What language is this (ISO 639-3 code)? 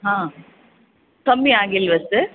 kan